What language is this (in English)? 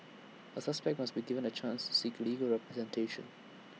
English